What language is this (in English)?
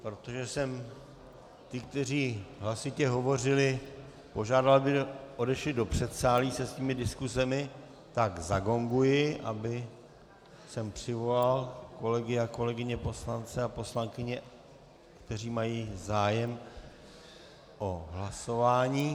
Czech